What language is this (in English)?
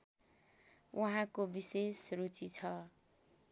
Nepali